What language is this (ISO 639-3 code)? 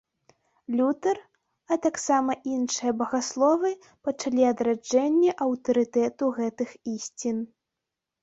bel